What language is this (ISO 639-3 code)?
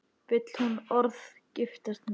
isl